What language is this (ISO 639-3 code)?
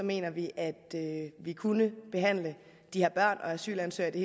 dan